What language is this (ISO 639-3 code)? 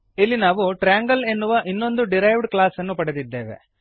kan